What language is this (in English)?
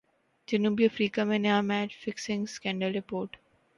Urdu